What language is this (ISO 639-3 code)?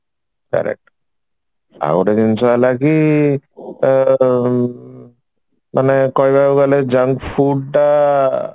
ori